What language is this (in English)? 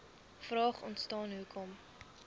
Afrikaans